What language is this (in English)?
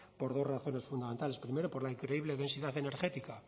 Spanish